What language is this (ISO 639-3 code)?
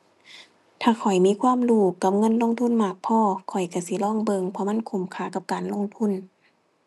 tha